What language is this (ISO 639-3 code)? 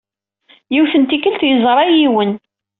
kab